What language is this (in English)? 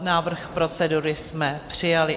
Czech